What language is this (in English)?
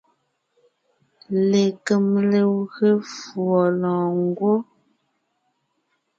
Ngiemboon